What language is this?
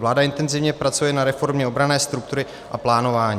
Czech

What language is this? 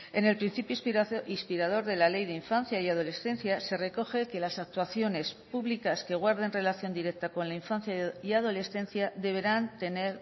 Spanish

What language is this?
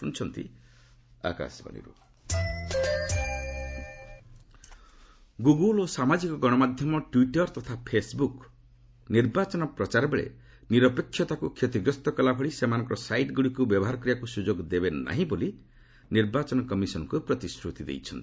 Odia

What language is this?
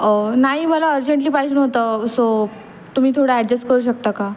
Marathi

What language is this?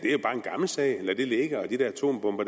Danish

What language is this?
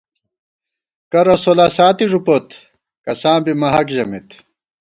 Gawar-Bati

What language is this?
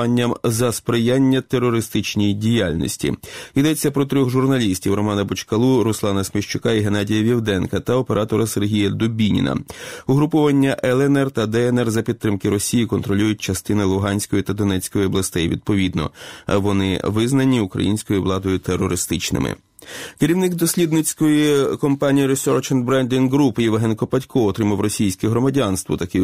Ukrainian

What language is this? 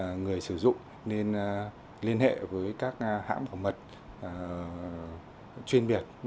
Vietnamese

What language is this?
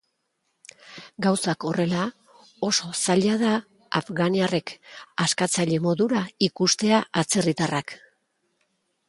Basque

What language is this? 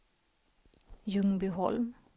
Swedish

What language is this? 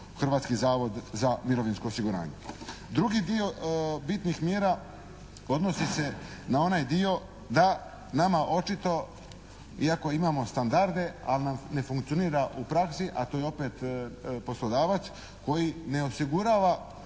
Croatian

